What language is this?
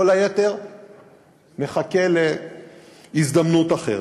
Hebrew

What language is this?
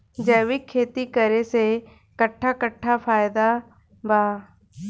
Bhojpuri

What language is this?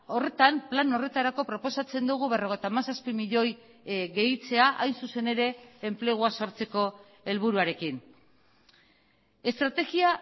Basque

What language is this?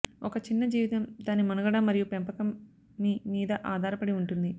Telugu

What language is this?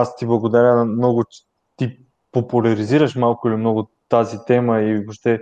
Bulgarian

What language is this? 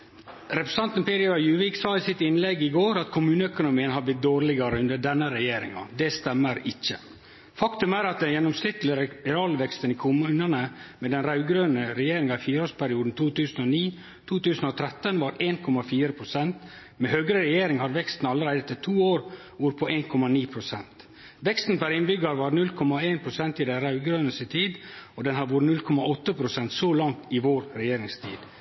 Norwegian Nynorsk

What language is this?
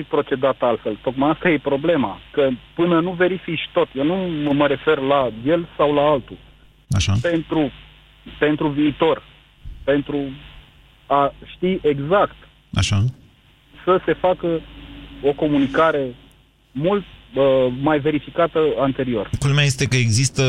Romanian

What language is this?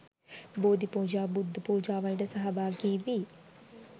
Sinhala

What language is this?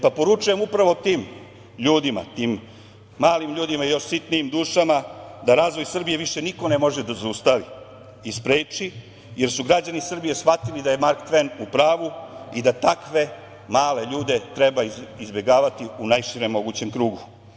Serbian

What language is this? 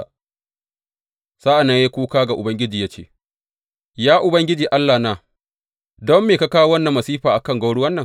Hausa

